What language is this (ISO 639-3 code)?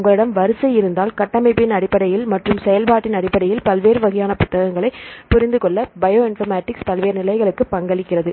tam